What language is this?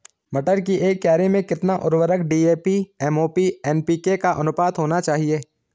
Hindi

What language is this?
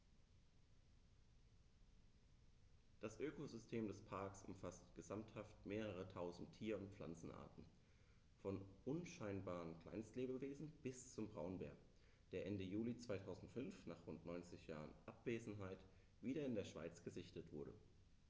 German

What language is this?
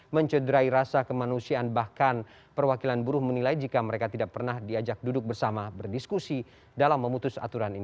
Indonesian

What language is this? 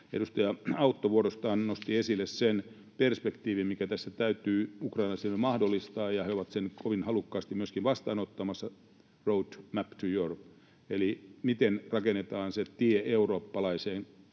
Finnish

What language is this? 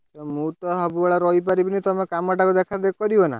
Odia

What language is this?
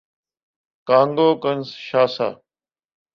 Urdu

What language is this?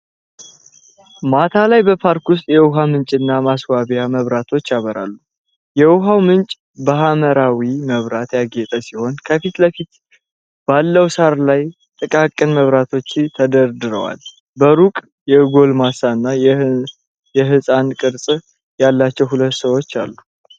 Amharic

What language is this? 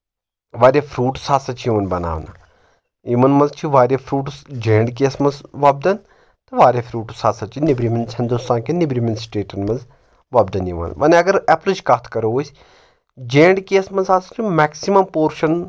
Kashmiri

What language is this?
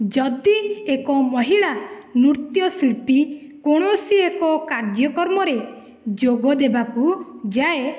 Odia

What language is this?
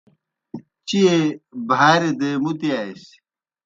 Kohistani Shina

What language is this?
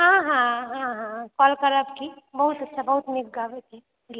Maithili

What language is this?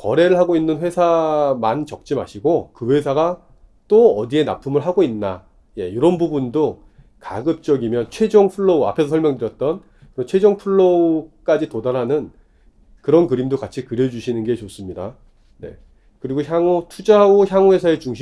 Korean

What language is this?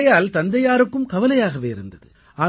Tamil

